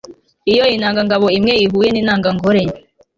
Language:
Kinyarwanda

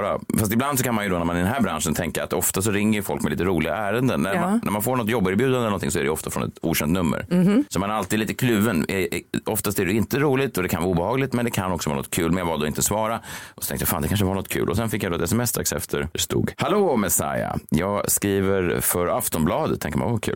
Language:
Swedish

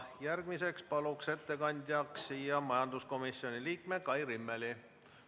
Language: Estonian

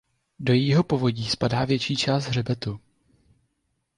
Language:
Czech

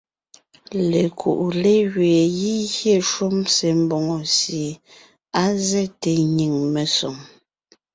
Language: Ngiemboon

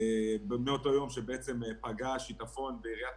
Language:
Hebrew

